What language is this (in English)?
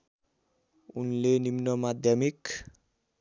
Nepali